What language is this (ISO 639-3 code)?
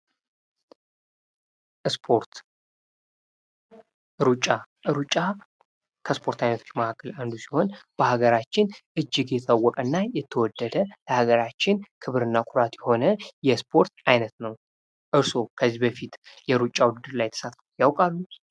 amh